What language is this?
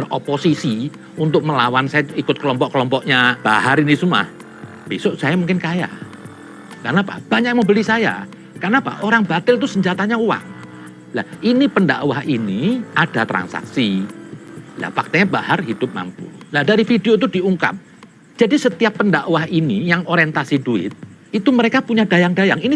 Indonesian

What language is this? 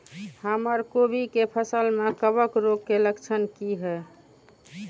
Maithili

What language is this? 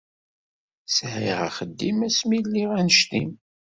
Kabyle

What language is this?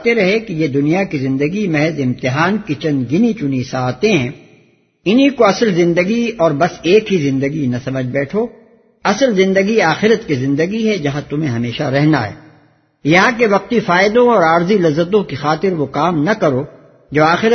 Urdu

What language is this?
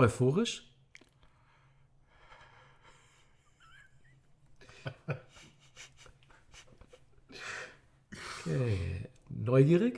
German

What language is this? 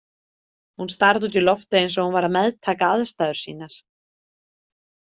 Icelandic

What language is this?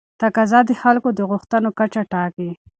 Pashto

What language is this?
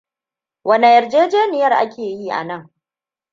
Hausa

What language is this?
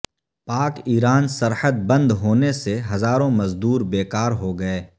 Urdu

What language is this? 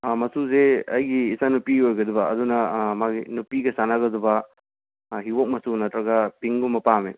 Manipuri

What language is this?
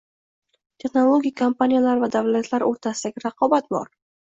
Uzbek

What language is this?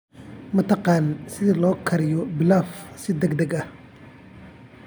Somali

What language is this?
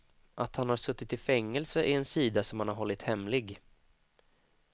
Swedish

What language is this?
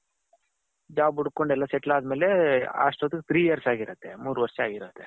Kannada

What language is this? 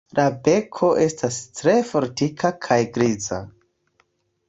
Esperanto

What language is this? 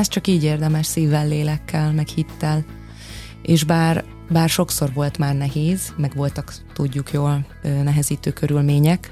Hungarian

